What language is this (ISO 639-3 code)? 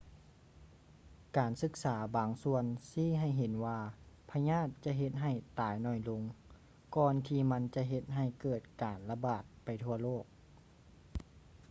lao